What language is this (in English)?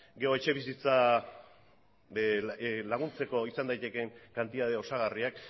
Basque